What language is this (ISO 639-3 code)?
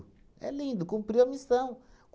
por